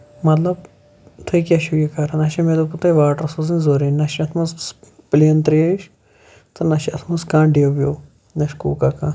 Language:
Kashmiri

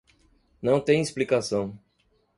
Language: Portuguese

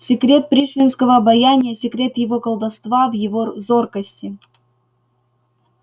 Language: Russian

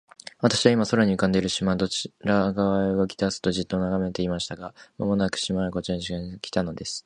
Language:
Japanese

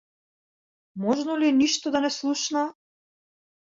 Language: Macedonian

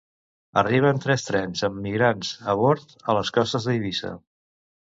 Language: Catalan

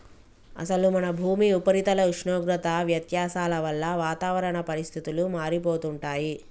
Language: Telugu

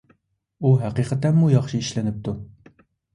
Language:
Uyghur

